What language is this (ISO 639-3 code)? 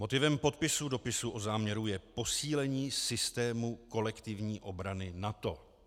ces